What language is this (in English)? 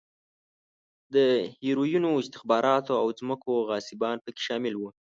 Pashto